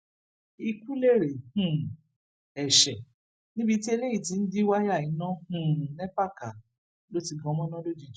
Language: Yoruba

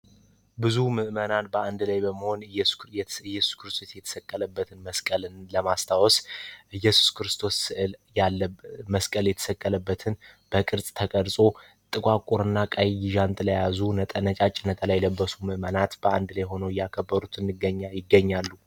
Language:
Amharic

